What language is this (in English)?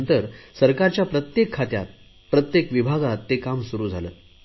Marathi